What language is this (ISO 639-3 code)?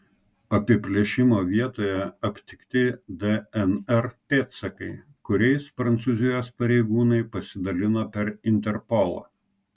lit